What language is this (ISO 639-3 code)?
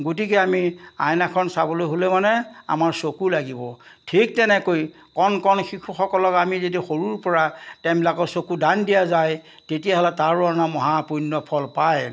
asm